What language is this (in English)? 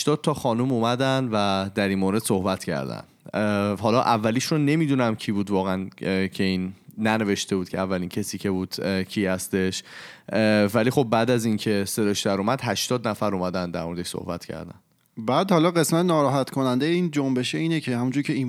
Persian